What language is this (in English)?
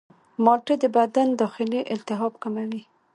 Pashto